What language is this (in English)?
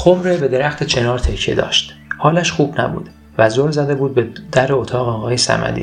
Persian